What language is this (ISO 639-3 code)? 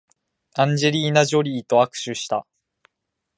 jpn